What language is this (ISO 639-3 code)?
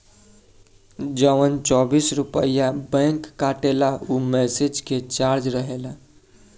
bho